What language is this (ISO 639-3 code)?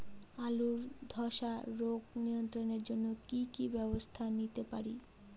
ben